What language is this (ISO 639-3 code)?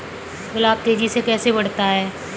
hin